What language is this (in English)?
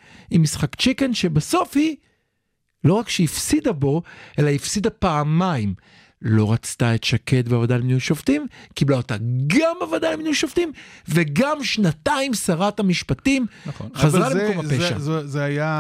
Hebrew